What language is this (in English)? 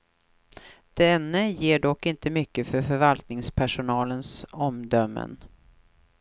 Swedish